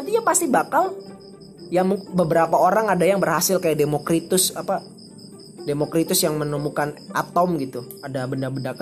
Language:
Indonesian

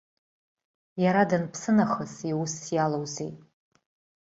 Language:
Abkhazian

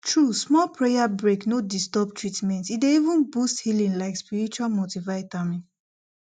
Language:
Nigerian Pidgin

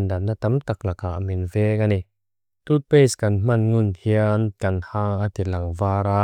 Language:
Mizo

